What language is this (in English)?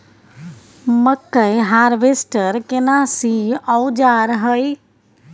Maithili